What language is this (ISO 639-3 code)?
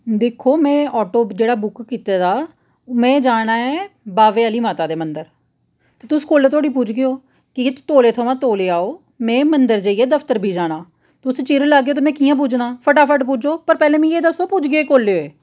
doi